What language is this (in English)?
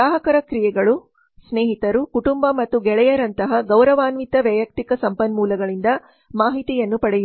Kannada